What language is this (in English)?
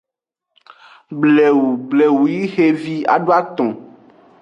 Aja (Benin)